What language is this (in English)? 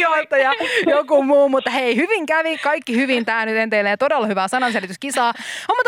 Finnish